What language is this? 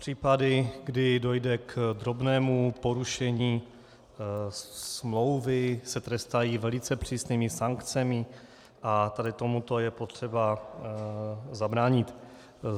Czech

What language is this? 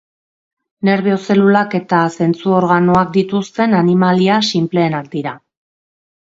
Basque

